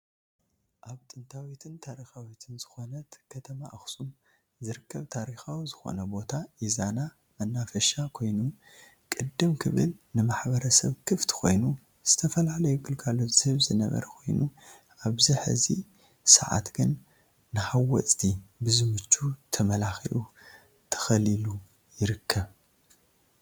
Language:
Tigrinya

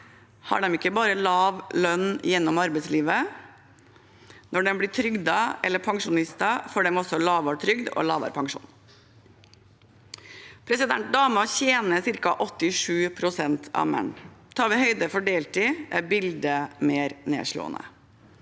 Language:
Norwegian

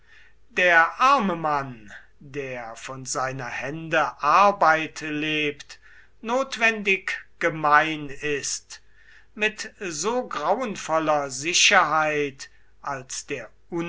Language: German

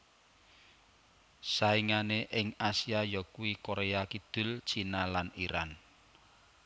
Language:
Javanese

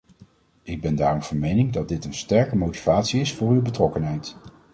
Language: Dutch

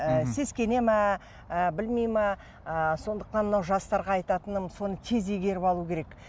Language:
Kazakh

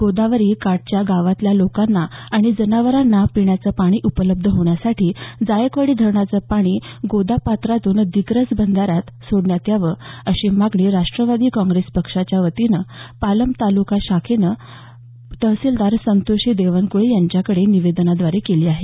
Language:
Marathi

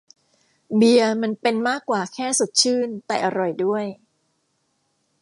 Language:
Thai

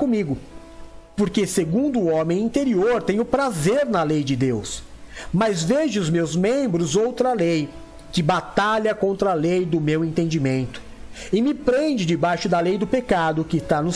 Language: Portuguese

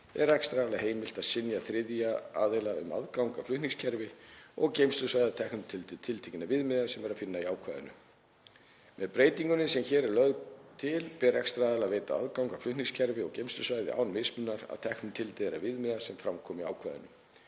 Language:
Icelandic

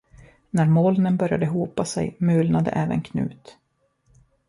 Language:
Swedish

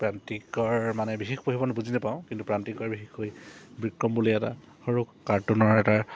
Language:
Assamese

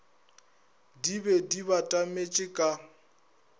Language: Northern Sotho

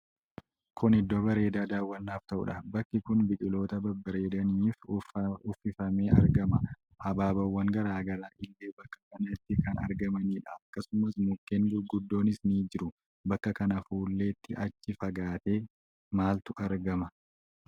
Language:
Oromo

